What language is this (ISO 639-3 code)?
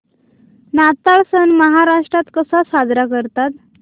mar